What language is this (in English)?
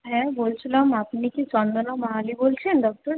Bangla